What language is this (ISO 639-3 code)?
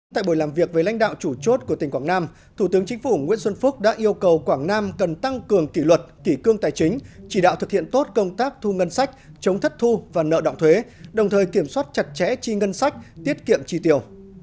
vie